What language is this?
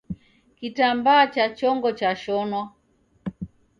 Taita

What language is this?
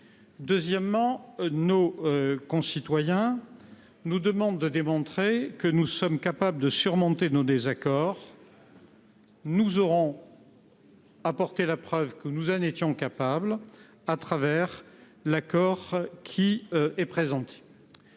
French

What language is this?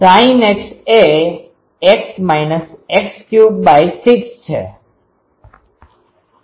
Gujarati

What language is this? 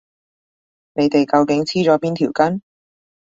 Cantonese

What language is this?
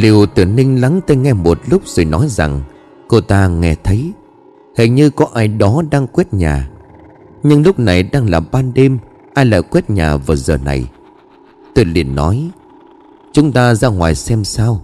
Vietnamese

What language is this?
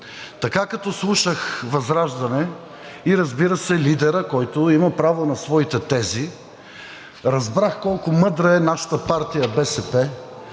Bulgarian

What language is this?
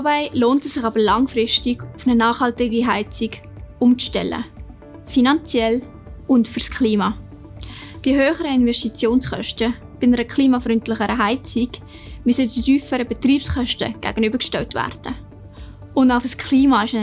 German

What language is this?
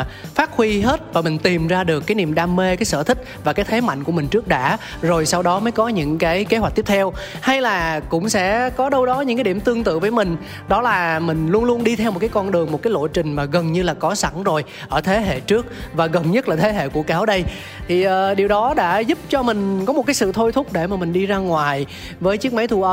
Vietnamese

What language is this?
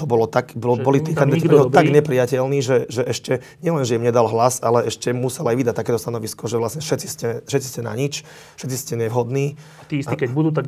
Slovak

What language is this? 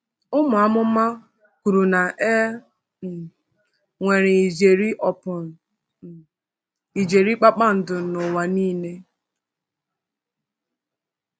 Igbo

